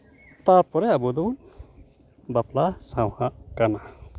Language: Santali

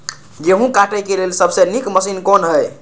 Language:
Maithili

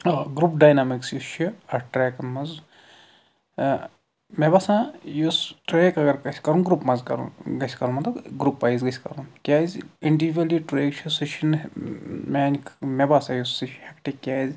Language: Kashmiri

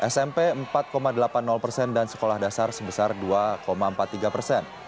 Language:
Indonesian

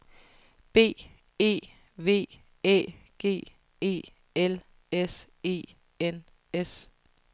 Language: Danish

